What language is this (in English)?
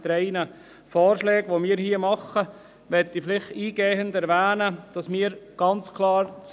Swiss German